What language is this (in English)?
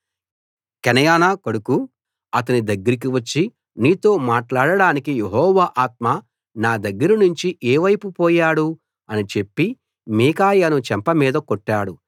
Telugu